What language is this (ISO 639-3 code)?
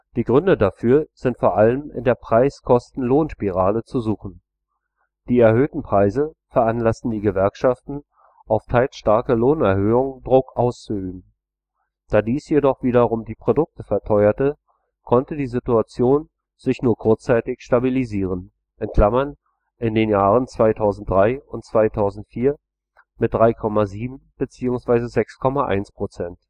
deu